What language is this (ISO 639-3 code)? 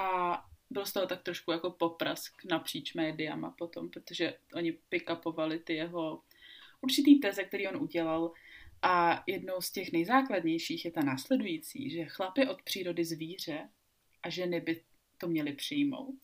ces